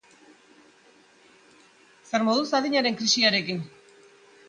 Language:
Basque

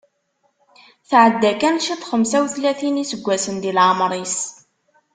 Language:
Kabyle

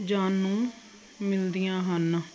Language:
Punjabi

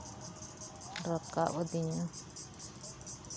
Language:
Santali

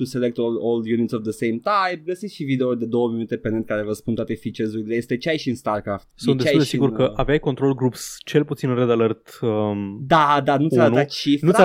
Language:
Romanian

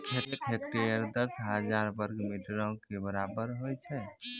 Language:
Maithili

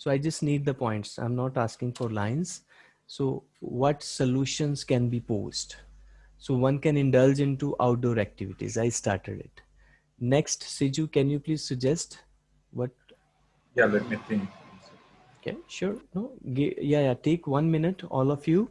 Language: English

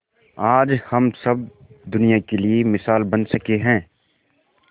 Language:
Hindi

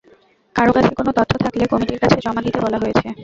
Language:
Bangla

